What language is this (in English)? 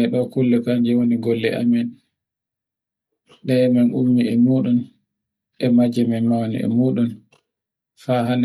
Borgu Fulfulde